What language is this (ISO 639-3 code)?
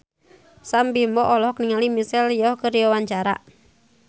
sun